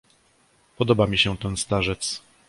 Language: Polish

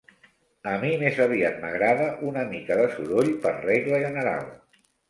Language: Catalan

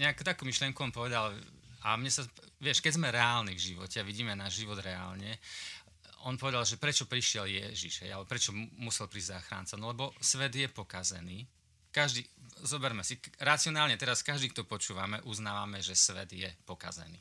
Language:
Slovak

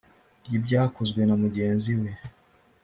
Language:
Kinyarwanda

